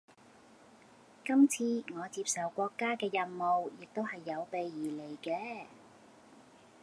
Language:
Cantonese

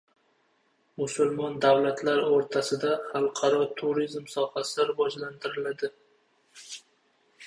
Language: Uzbek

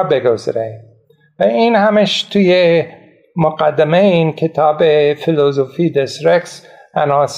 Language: Persian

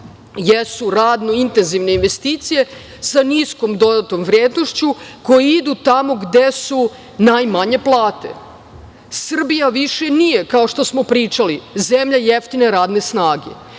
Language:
Serbian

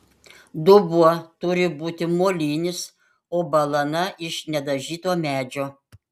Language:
Lithuanian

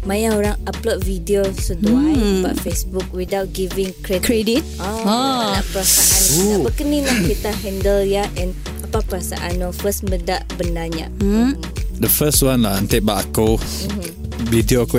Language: Malay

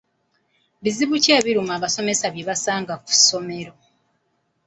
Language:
Ganda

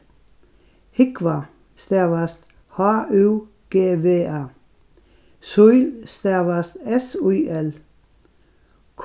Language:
Faroese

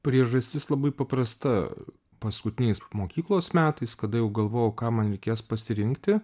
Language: Lithuanian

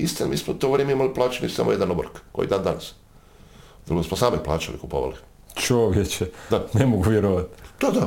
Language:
Croatian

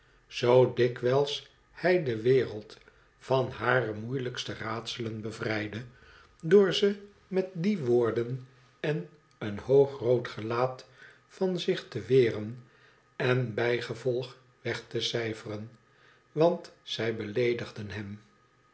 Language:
Dutch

